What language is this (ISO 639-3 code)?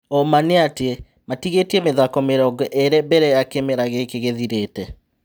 kik